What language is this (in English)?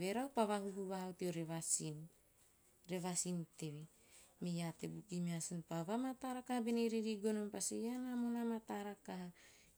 Teop